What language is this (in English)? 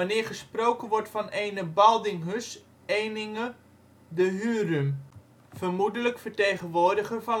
Dutch